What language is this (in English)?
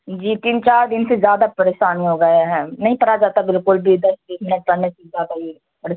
Urdu